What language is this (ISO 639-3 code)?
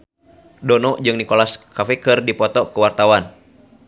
sun